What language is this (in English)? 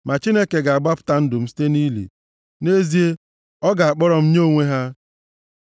Igbo